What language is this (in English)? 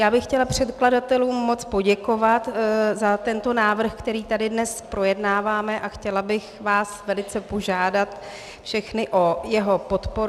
Czech